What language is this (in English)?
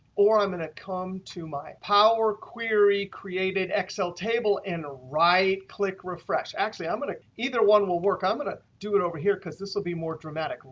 English